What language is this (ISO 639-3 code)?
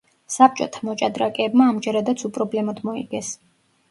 kat